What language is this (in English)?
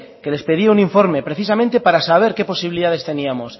Spanish